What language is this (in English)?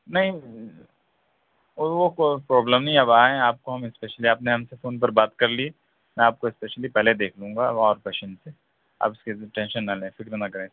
Urdu